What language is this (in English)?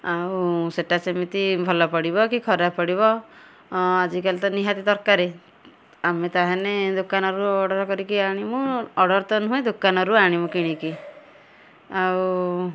Odia